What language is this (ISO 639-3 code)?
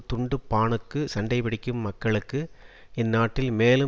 tam